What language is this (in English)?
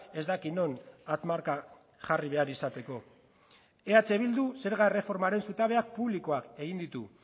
Basque